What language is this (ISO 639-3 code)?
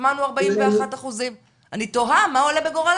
heb